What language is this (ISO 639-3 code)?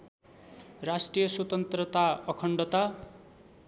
nep